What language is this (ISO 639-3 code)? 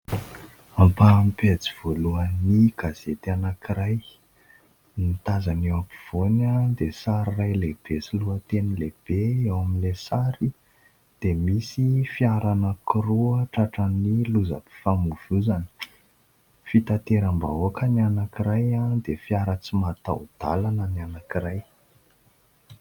mlg